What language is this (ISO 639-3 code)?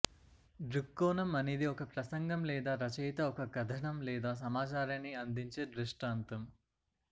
tel